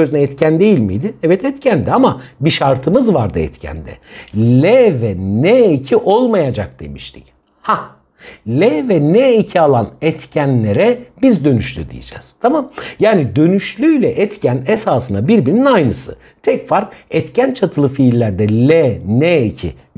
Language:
Turkish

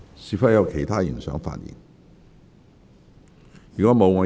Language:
Cantonese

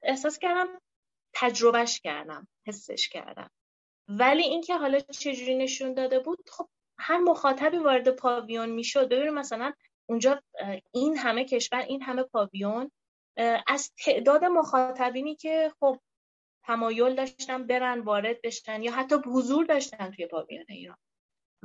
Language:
Persian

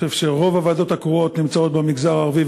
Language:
Hebrew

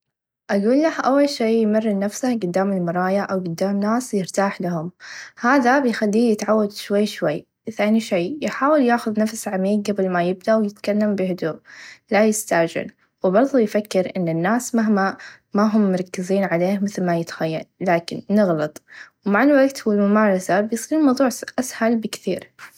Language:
Najdi Arabic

